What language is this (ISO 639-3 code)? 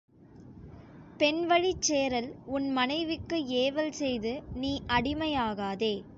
tam